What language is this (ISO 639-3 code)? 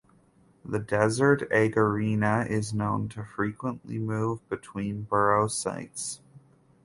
eng